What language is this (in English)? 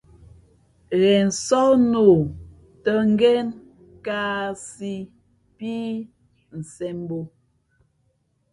Fe'fe'